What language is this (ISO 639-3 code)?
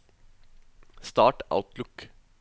nor